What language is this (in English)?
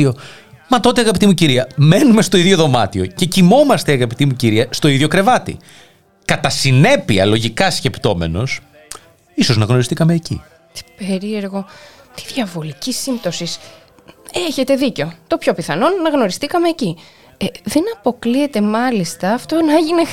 Greek